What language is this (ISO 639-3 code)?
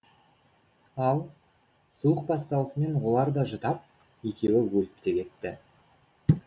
kaz